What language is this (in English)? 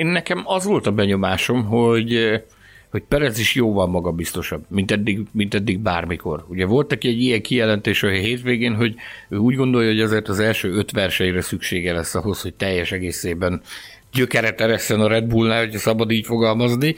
Hungarian